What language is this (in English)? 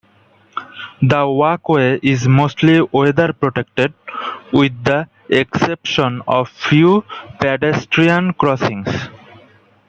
English